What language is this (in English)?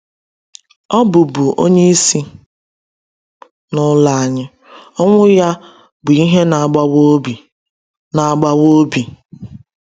Igbo